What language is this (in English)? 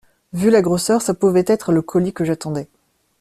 French